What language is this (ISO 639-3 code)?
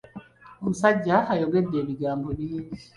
lug